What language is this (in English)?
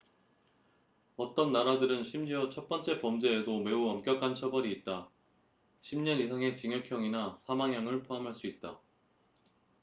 Korean